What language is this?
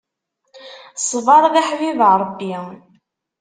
Kabyle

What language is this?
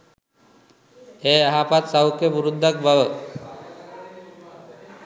Sinhala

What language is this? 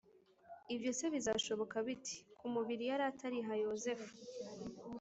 Kinyarwanda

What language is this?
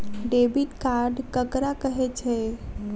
Maithili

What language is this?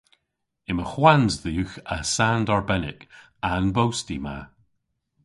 Cornish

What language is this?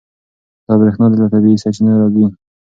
Pashto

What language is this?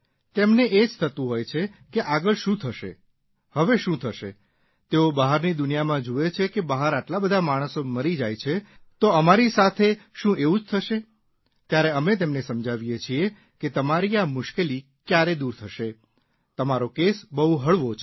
Gujarati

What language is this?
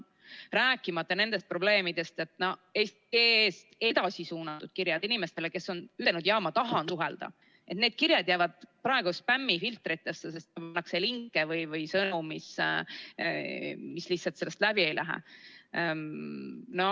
Estonian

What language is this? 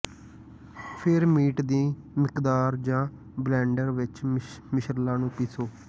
Punjabi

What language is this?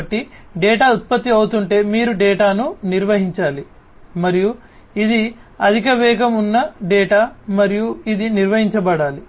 Telugu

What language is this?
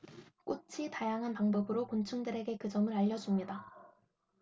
Korean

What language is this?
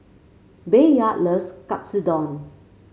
English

